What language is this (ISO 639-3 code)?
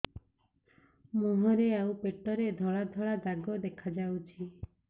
ori